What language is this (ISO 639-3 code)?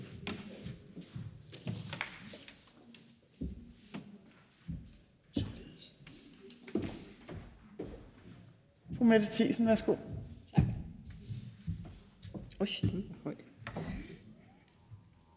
dan